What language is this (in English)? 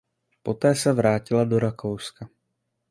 Czech